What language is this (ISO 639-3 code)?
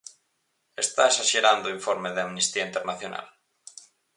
glg